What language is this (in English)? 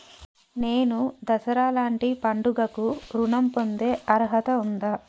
Telugu